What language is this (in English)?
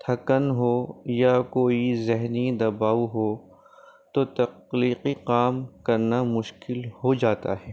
Urdu